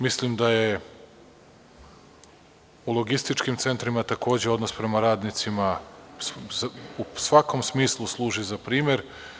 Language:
Serbian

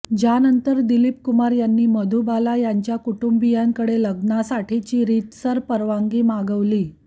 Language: Marathi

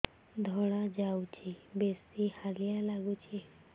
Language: Odia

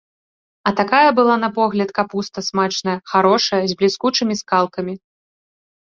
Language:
Belarusian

